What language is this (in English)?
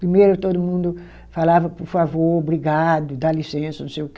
Portuguese